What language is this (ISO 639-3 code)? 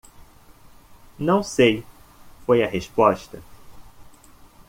por